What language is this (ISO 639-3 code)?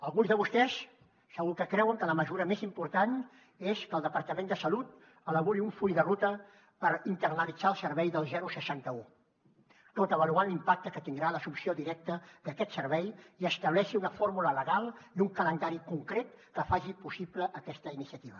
cat